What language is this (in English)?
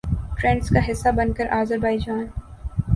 Urdu